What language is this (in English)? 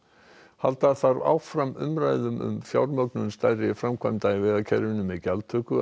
Icelandic